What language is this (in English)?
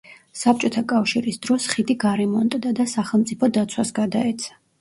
Georgian